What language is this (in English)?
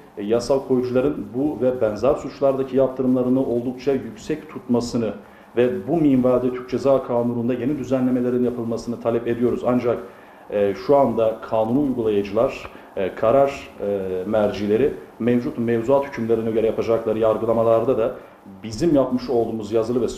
Turkish